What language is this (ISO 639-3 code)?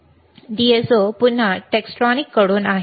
mar